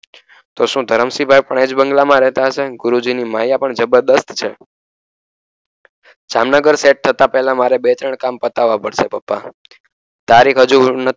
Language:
Gujarati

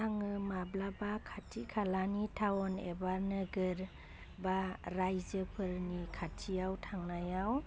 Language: Bodo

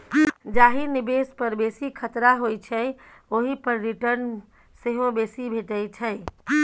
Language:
Maithili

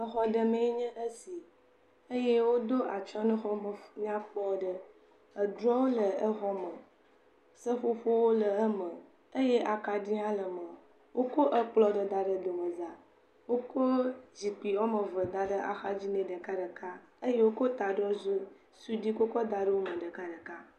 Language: Ewe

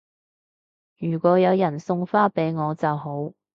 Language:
Cantonese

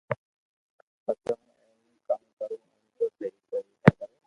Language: Loarki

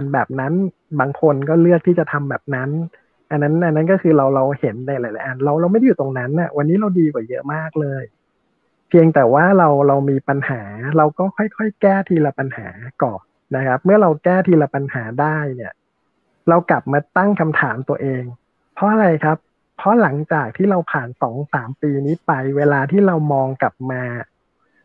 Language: Thai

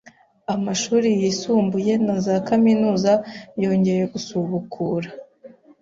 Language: Kinyarwanda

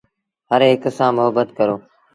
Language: Sindhi Bhil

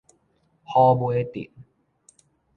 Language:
Min Nan Chinese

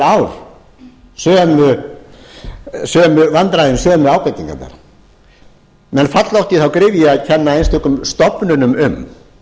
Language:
Icelandic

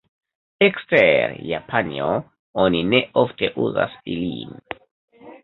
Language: Esperanto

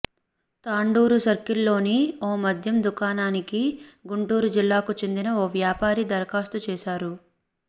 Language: Telugu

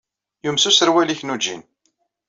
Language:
Kabyle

